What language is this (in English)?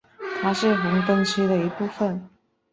Chinese